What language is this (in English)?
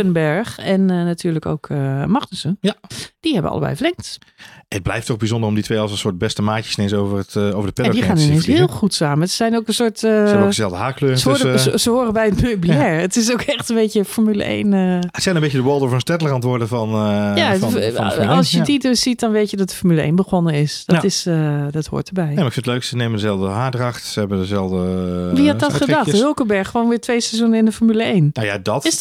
Dutch